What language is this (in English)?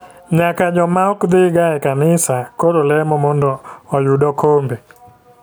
Luo (Kenya and Tanzania)